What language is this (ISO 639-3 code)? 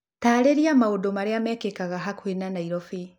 kik